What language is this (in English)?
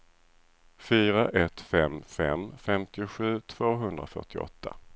Swedish